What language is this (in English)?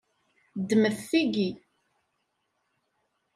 Kabyle